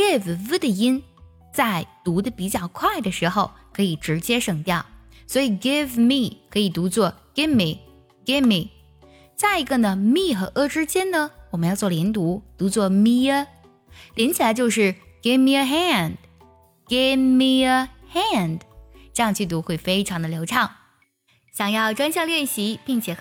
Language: Chinese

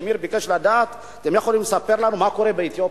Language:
Hebrew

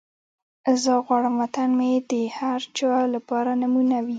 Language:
Pashto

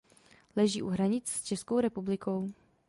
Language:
Czech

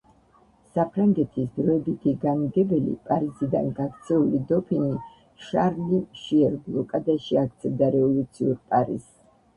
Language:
Georgian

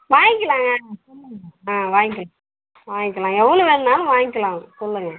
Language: Tamil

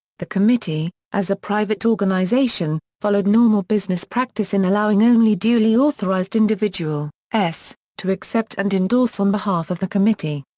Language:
English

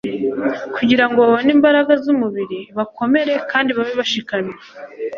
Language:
Kinyarwanda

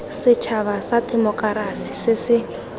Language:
Tswana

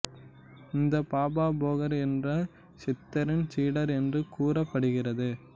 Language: Tamil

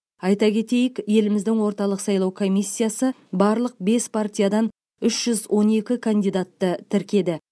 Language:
Kazakh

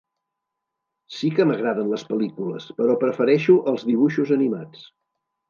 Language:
Catalan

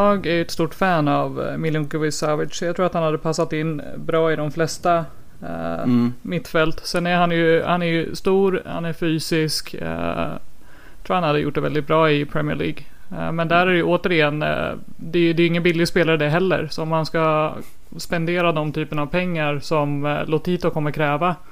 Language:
Swedish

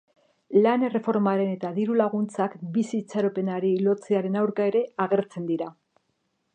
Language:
Basque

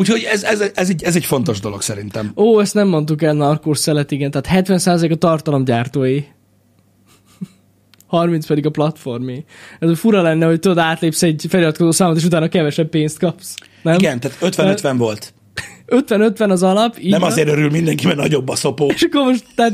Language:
Hungarian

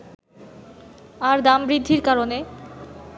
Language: Bangla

